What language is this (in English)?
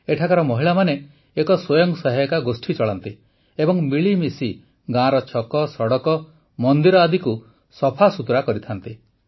Odia